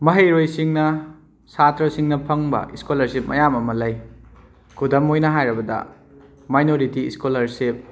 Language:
Manipuri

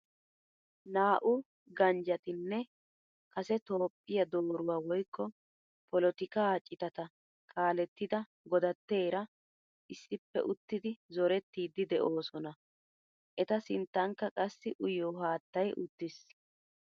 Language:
Wolaytta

